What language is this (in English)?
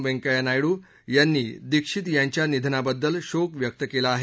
Marathi